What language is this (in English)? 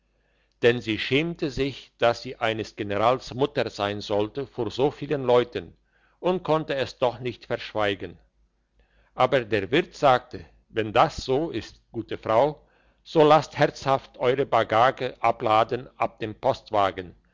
German